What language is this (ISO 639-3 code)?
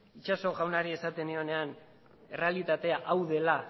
eus